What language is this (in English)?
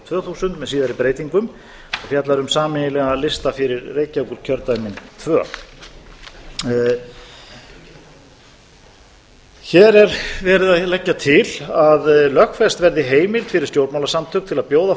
Icelandic